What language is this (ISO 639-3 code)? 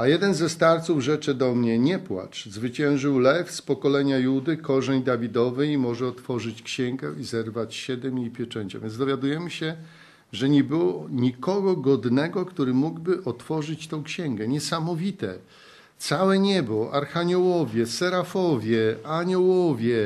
pol